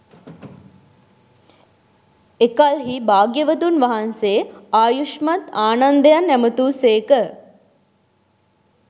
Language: Sinhala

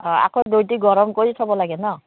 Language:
Assamese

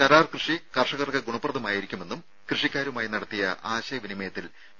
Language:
Malayalam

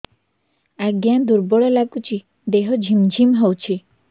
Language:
Odia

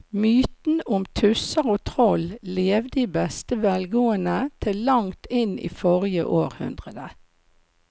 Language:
Norwegian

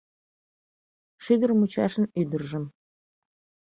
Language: Mari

